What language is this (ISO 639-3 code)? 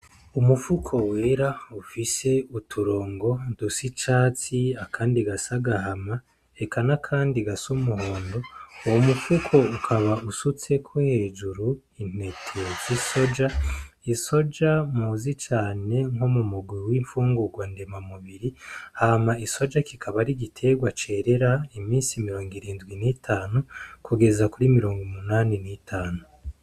run